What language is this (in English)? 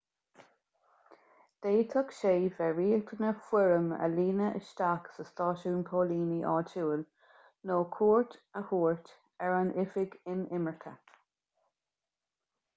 Irish